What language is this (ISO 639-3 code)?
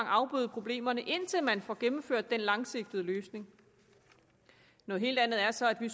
dan